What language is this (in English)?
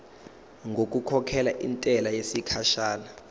Zulu